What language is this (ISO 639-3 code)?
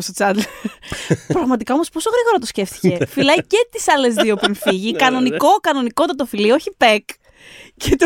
ell